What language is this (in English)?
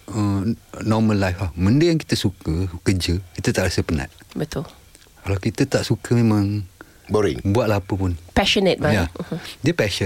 Malay